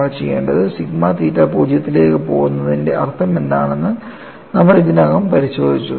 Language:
Malayalam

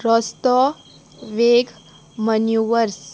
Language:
Konkani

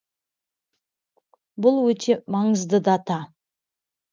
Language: Kazakh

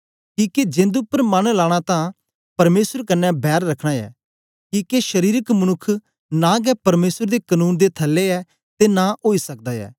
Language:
Dogri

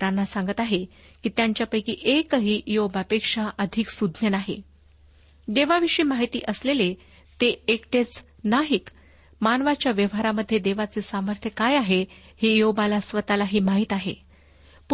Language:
Marathi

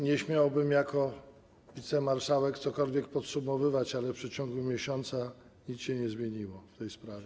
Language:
Polish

